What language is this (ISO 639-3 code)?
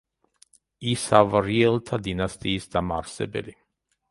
kat